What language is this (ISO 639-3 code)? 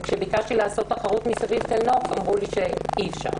heb